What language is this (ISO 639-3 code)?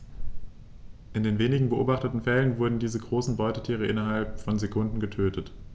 deu